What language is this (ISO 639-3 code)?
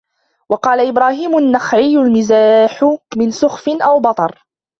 ara